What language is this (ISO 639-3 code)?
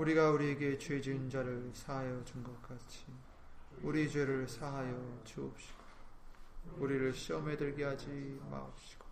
kor